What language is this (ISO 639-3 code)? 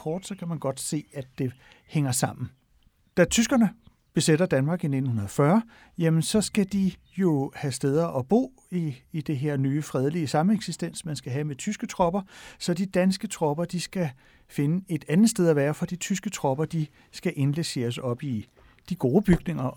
dan